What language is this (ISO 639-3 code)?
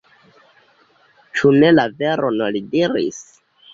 epo